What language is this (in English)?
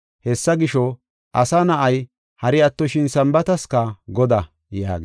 Gofa